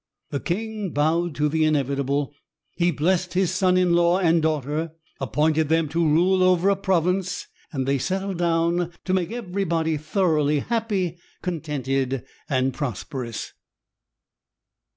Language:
English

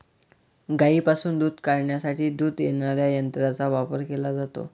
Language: Marathi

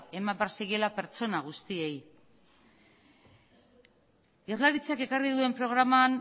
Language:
Basque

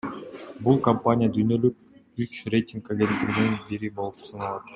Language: Kyrgyz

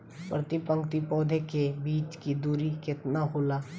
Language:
Bhojpuri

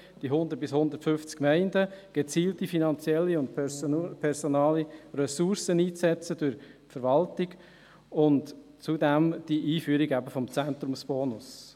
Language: Swiss German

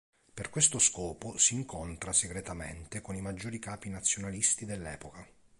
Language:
Italian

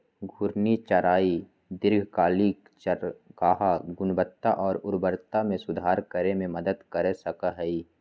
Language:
Magahi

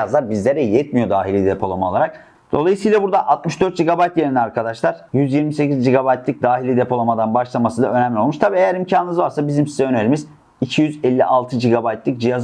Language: Turkish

